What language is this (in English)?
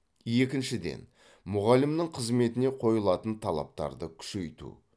Kazakh